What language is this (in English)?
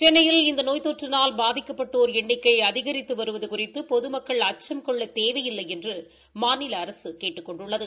Tamil